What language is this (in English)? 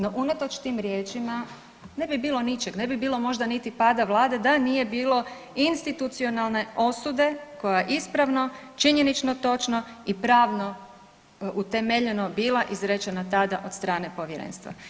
Croatian